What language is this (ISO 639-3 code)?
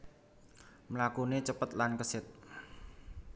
jav